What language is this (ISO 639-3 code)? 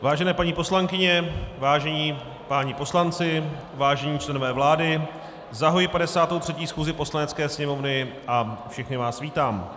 ces